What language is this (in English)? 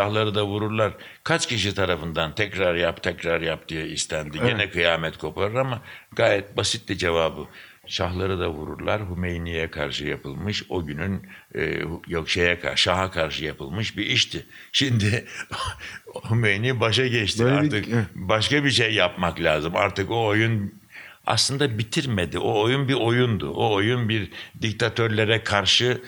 Turkish